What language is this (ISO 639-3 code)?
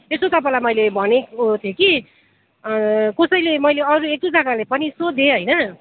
nep